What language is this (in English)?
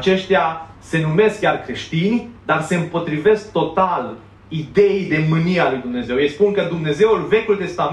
Romanian